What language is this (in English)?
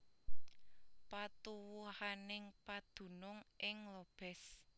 Javanese